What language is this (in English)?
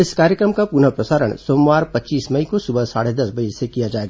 Hindi